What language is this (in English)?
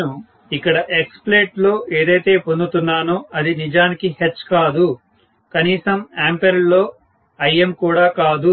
Telugu